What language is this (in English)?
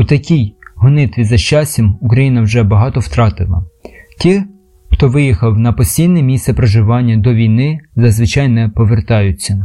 Ukrainian